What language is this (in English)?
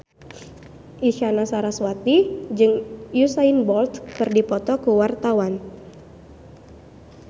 Sundanese